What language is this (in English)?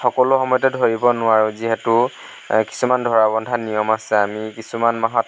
Assamese